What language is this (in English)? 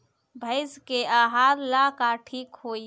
Bhojpuri